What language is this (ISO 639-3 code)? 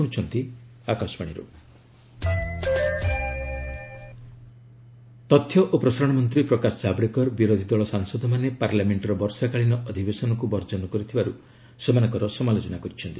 ori